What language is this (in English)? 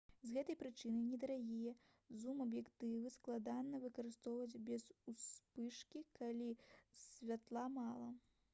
Belarusian